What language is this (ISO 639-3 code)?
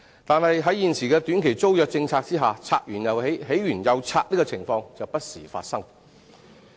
yue